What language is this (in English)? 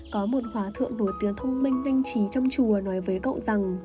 Vietnamese